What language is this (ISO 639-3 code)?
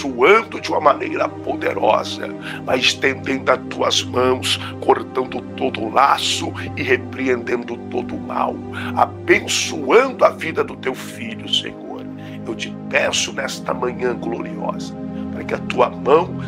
por